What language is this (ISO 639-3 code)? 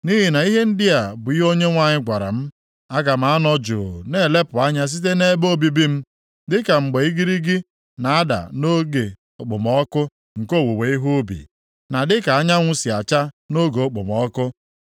ibo